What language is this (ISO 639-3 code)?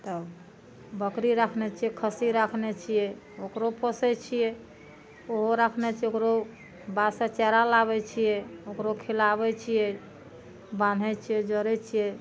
mai